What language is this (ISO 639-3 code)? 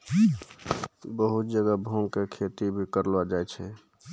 mai